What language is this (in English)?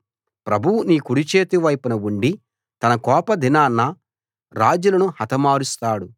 Telugu